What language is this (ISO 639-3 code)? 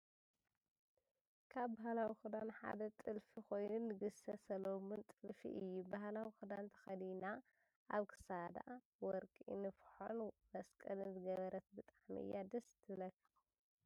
tir